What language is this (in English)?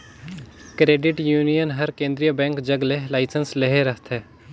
Chhattisgarhi